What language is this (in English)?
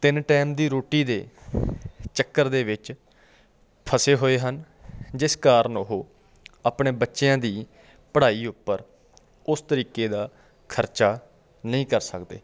Punjabi